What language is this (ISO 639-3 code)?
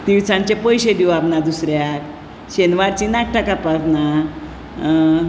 kok